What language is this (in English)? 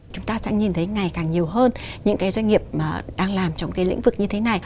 Vietnamese